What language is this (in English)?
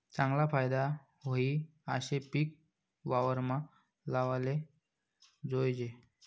Marathi